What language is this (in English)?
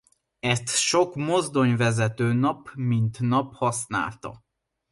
Hungarian